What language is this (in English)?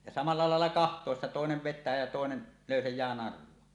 Finnish